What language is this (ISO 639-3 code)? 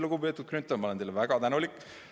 est